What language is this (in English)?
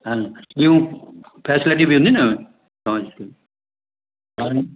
Sindhi